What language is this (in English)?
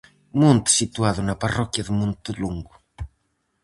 Galician